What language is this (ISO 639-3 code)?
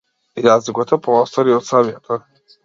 mkd